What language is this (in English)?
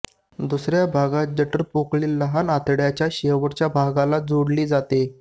Marathi